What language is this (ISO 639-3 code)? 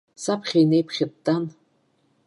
abk